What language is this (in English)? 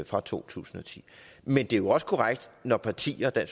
Danish